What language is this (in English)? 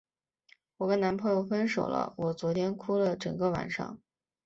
Chinese